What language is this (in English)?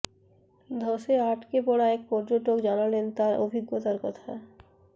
Bangla